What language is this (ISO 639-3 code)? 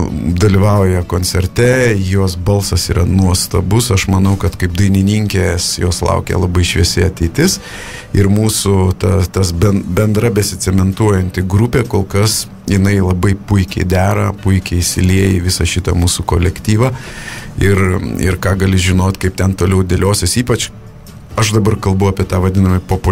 lit